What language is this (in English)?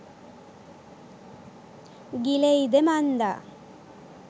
Sinhala